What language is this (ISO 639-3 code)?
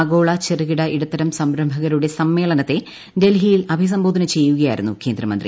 mal